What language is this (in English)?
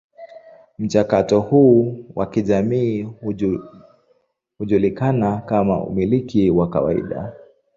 Swahili